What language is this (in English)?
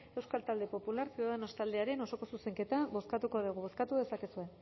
Basque